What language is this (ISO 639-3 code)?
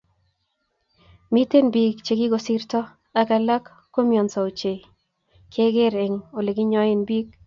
kln